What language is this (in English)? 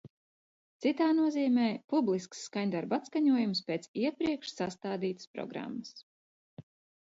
Latvian